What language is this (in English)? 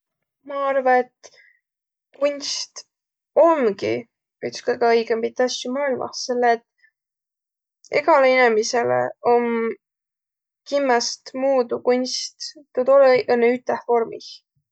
Võro